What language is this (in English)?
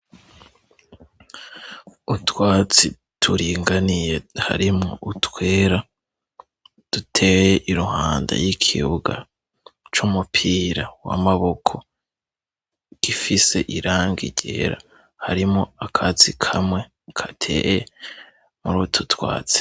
Rundi